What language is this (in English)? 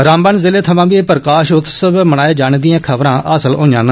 Dogri